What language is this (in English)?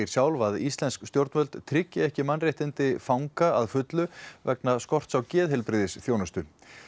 Icelandic